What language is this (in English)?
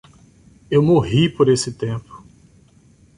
Portuguese